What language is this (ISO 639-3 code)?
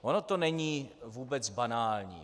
ces